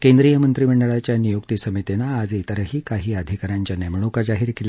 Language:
Marathi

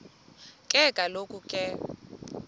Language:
Xhosa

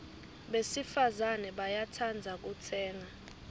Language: Swati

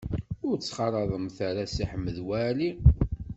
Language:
Kabyle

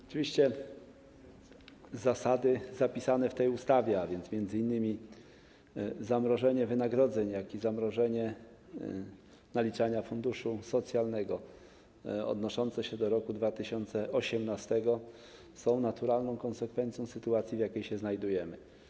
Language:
Polish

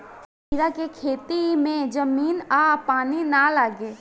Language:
Bhojpuri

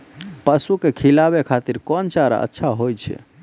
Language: Maithili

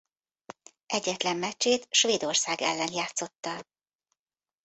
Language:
Hungarian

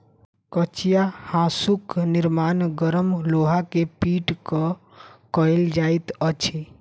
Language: Maithili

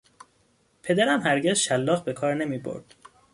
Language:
Persian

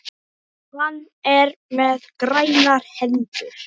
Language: Icelandic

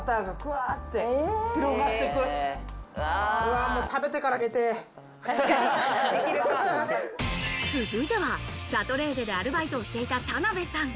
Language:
Japanese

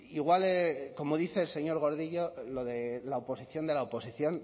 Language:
Spanish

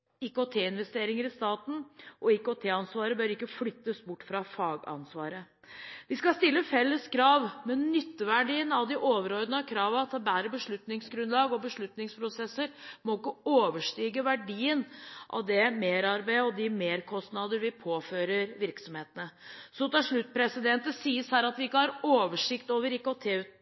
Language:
Norwegian Bokmål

